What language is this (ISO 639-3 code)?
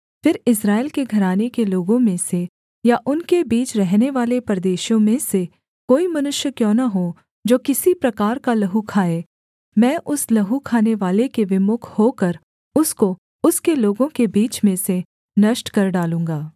hin